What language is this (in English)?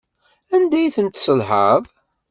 Kabyle